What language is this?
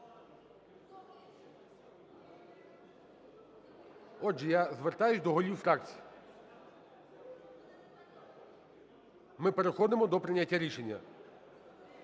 Ukrainian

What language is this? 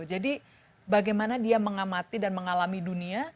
Indonesian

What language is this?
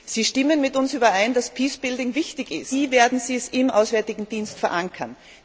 German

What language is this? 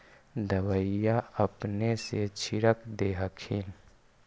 Magahi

